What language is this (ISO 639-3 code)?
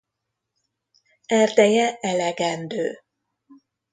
hun